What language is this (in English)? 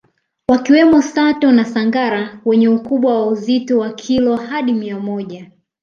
Swahili